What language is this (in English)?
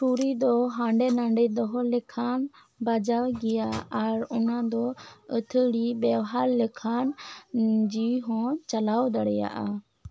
Santali